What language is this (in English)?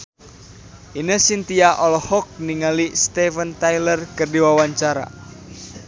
Sundanese